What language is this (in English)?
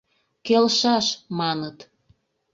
Mari